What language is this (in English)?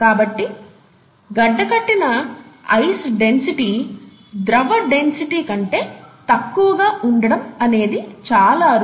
Telugu